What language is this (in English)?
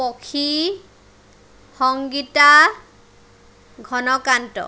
Assamese